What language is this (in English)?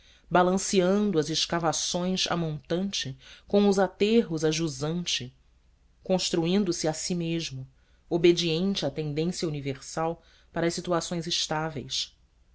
Portuguese